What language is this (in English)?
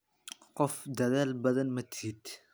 Somali